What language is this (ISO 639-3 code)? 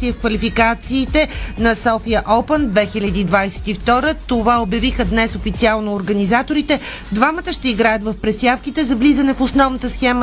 bul